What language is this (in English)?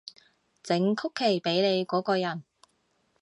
Cantonese